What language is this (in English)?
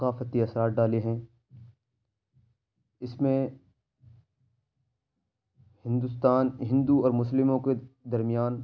Urdu